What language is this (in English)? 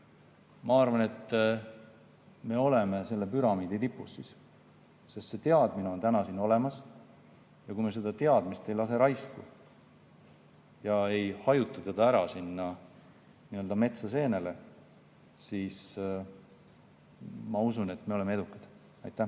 Estonian